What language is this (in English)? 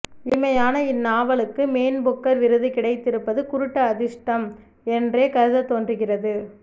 Tamil